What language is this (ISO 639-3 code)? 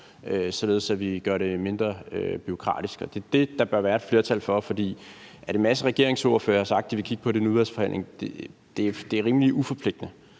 dan